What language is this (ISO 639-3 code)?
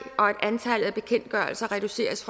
dan